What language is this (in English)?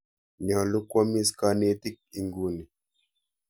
Kalenjin